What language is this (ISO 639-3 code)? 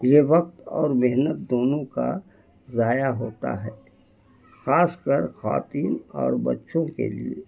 urd